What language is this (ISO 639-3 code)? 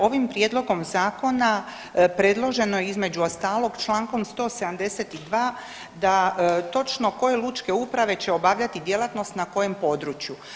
hrv